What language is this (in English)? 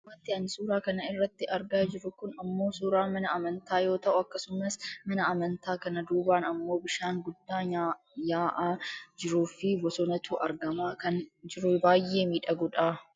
Oromo